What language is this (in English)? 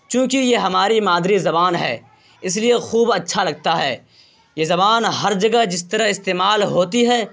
Urdu